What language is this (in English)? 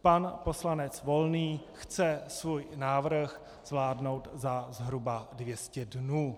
Czech